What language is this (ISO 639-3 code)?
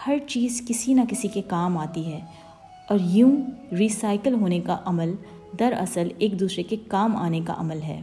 urd